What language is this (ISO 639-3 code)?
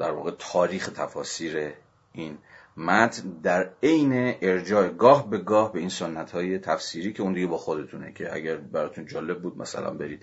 fas